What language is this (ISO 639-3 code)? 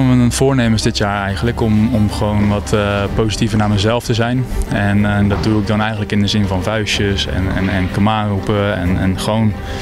nld